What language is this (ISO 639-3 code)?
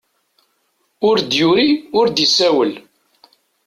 kab